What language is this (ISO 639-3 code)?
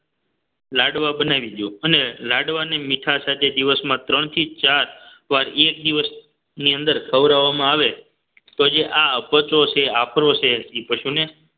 guj